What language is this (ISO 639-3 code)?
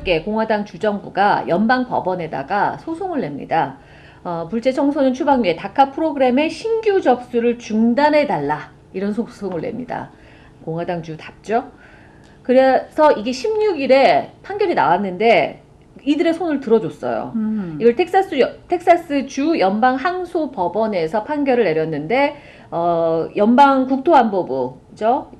kor